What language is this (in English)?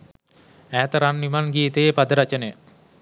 Sinhala